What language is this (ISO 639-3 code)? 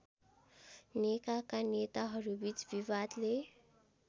nep